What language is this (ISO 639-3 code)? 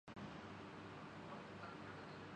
urd